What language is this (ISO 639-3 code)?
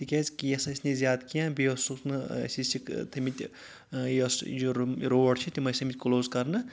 kas